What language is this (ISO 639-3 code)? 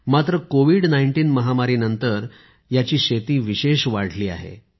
mar